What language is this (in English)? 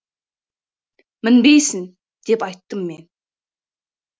Kazakh